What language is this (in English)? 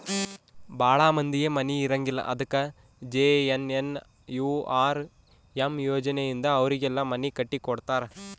Kannada